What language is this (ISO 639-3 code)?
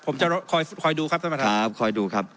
tha